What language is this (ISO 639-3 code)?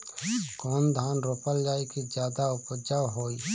bho